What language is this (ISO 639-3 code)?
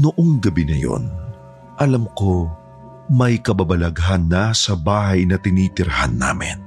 fil